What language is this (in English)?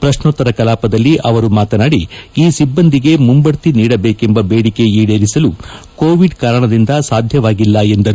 Kannada